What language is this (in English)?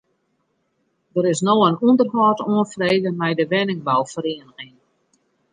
Western Frisian